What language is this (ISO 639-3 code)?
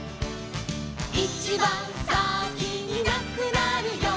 jpn